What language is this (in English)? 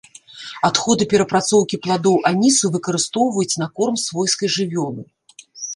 Belarusian